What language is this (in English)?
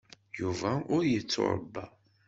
Kabyle